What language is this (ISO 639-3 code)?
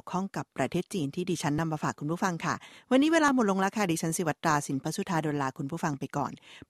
tha